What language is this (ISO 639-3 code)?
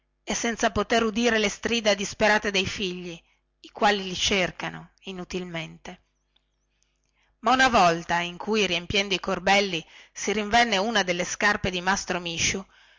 ita